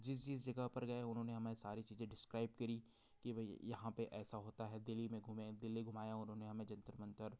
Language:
Hindi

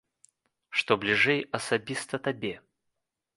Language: Belarusian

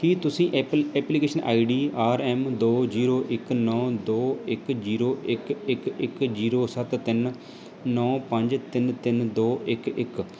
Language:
Punjabi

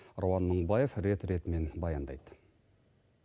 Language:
Kazakh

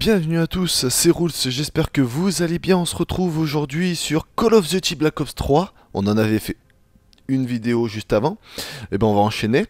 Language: French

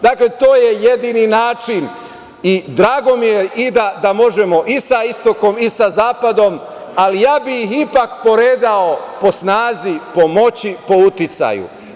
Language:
Serbian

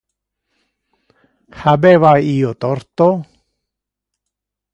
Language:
Interlingua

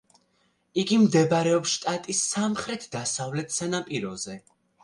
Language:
Georgian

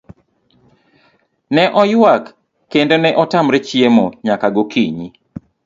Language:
Luo (Kenya and Tanzania)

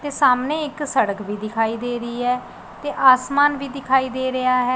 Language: Punjabi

